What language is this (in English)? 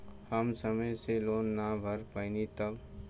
Bhojpuri